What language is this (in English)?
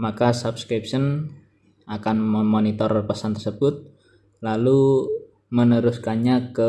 Indonesian